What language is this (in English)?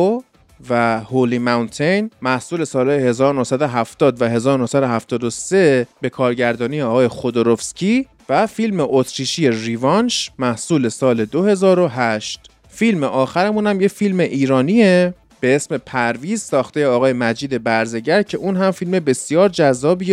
Persian